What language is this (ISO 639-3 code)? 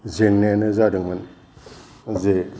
brx